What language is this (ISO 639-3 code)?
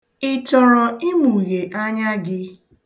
ibo